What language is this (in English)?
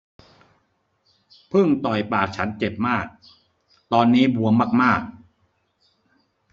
Thai